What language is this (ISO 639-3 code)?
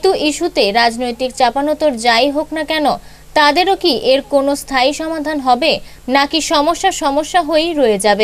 hin